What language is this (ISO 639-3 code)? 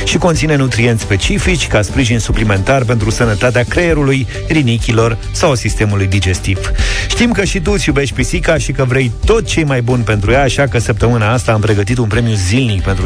ron